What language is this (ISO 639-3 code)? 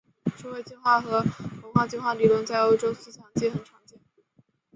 zho